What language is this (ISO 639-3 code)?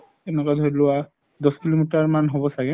asm